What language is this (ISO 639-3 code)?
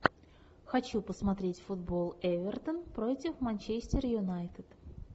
rus